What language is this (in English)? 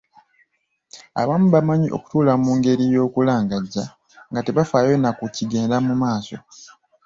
Ganda